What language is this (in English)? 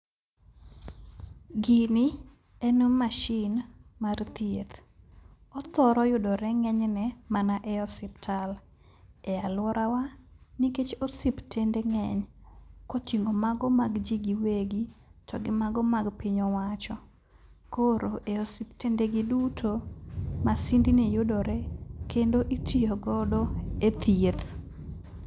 Luo (Kenya and Tanzania)